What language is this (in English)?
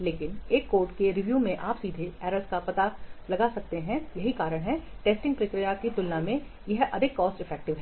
Hindi